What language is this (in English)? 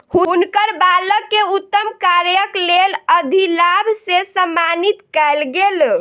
Maithili